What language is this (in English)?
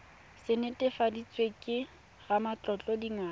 Tswana